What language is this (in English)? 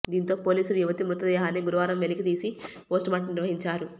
Telugu